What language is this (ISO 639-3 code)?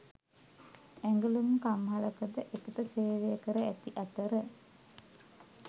sin